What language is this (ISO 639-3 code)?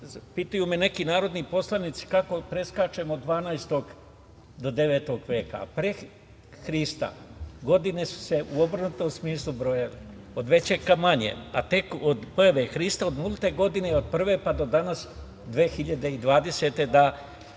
srp